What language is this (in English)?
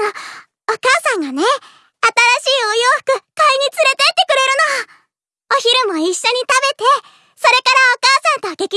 Japanese